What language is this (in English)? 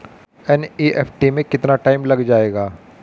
Hindi